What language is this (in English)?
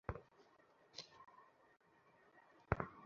Bangla